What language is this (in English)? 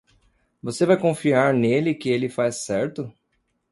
Portuguese